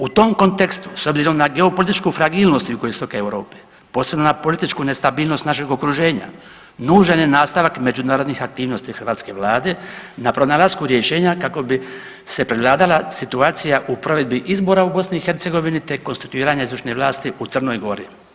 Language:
Croatian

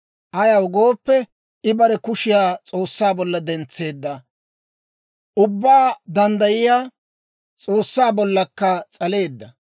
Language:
Dawro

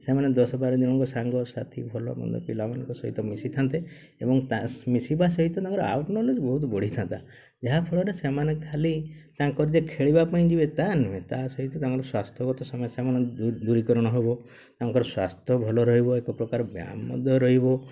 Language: Odia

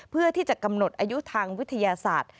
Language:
Thai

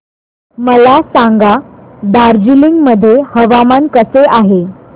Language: Marathi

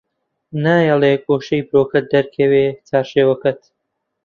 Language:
Central Kurdish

